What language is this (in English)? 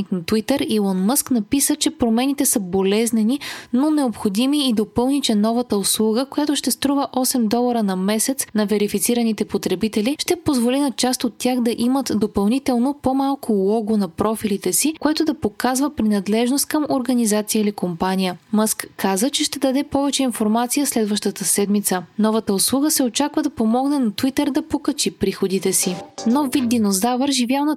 Bulgarian